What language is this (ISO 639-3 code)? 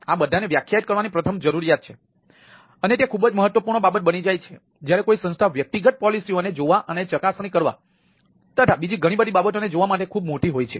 guj